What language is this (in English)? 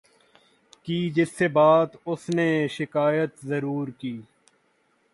Urdu